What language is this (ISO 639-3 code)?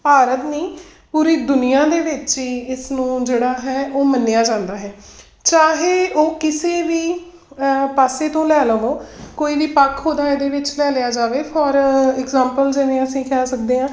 pan